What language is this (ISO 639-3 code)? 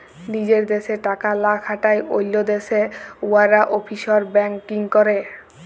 ben